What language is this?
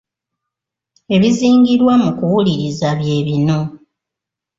Ganda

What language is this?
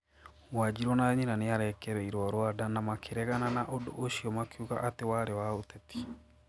Kikuyu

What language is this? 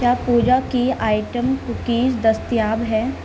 Urdu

